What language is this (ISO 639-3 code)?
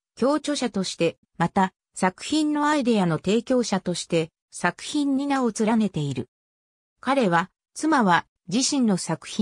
jpn